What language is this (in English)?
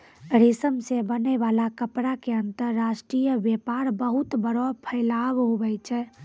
Maithili